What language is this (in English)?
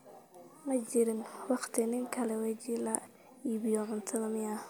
Somali